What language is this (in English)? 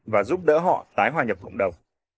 Vietnamese